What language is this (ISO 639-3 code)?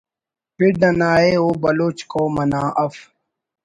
brh